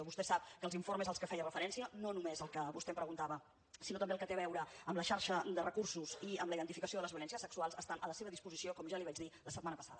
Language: Catalan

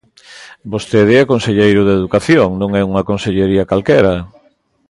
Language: Galician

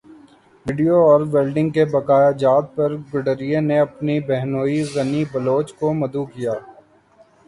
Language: Urdu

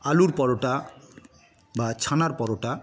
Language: Bangla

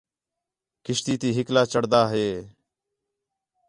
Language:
Khetrani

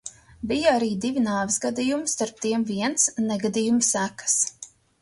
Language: Latvian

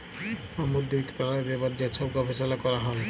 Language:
Bangla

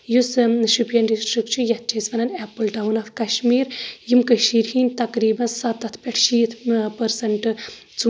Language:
Kashmiri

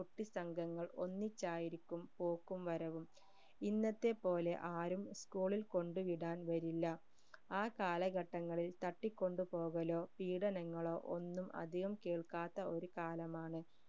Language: Malayalam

